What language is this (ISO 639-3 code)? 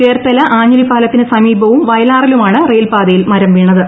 mal